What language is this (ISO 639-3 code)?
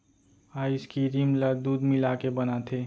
hne